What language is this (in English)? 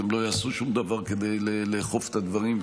Hebrew